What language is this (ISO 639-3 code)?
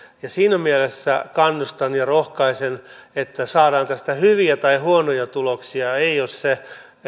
fin